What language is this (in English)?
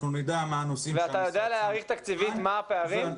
Hebrew